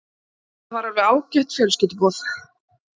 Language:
Icelandic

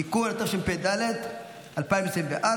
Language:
Hebrew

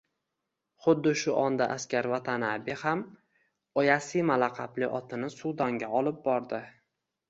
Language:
Uzbek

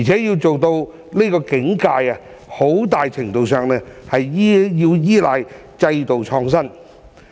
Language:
Cantonese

